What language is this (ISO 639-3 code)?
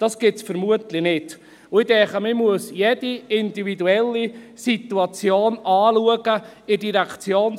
gsw